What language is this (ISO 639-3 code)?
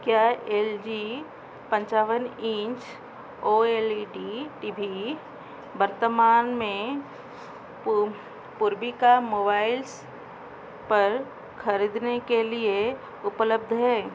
hin